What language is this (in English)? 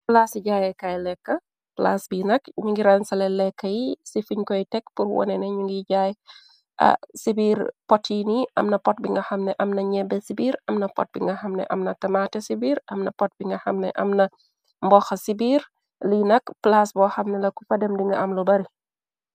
Wolof